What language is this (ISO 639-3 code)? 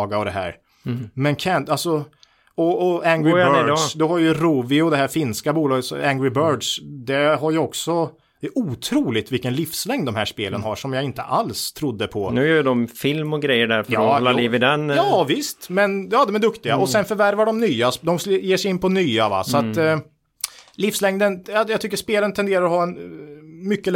swe